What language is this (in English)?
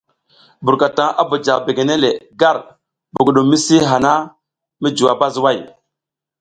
South Giziga